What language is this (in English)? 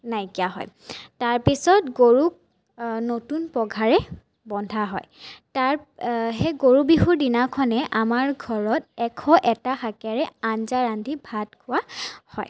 Assamese